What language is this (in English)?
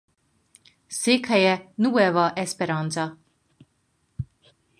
Hungarian